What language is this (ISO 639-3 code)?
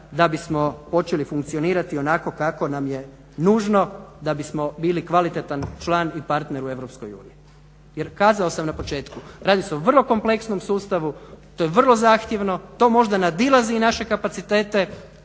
hrv